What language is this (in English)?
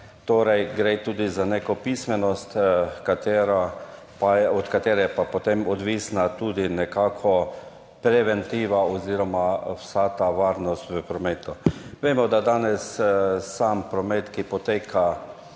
Slovenian